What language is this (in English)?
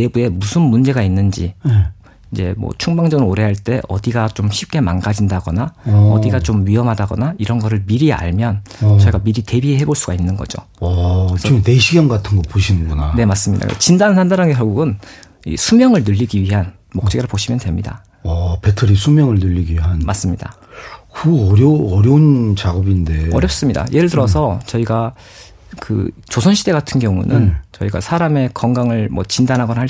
Korean